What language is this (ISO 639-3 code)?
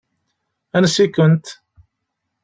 kab